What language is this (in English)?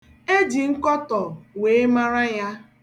Igbo